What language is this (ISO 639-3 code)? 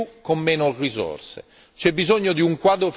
ita